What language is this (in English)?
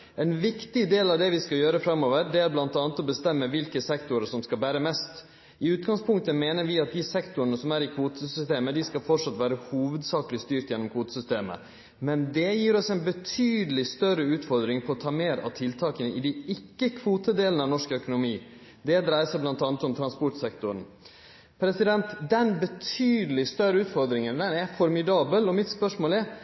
Norwegian Nynorsk